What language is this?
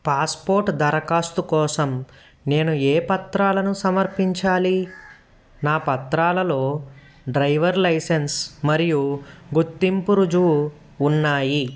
Telugu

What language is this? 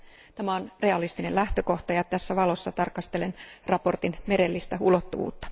Finnish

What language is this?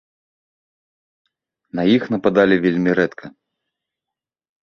Belarusian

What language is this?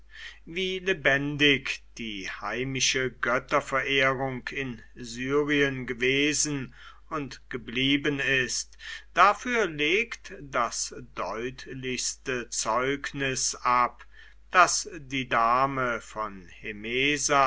German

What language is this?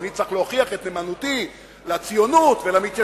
Hebrew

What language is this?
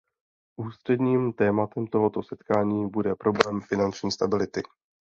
Czech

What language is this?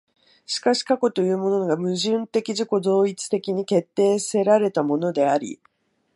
Japanese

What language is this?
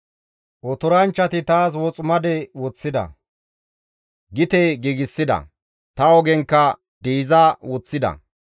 Gamo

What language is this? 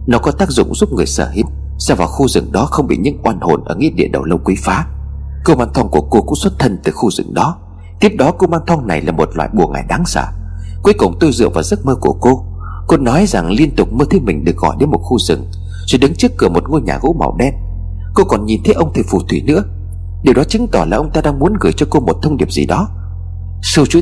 Vietnamese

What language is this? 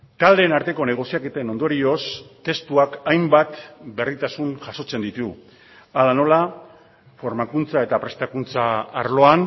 Basque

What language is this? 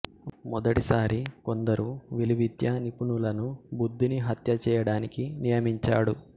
Telugu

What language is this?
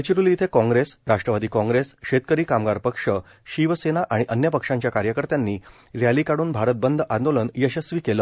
Marathi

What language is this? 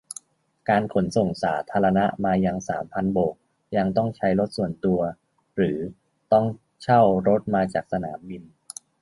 Thai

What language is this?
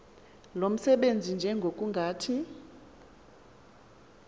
Xhosa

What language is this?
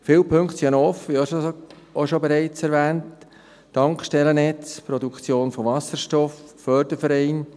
Swiss German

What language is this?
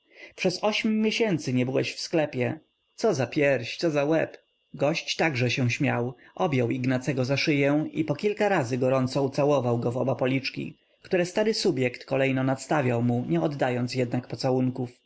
Polish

